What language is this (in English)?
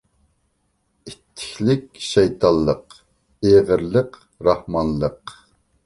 Uyghur